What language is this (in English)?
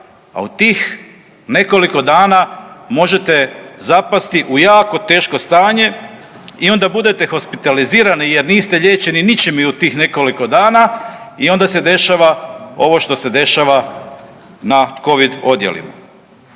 Croatian